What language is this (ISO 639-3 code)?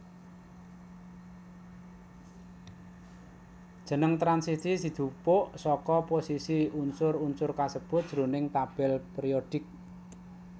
jav